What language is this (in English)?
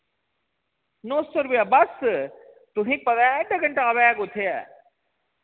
Dogri